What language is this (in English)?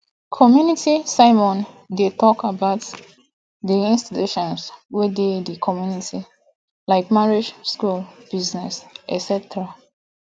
Nigerian Pidgin